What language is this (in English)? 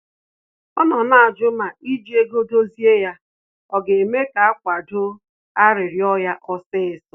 Igbo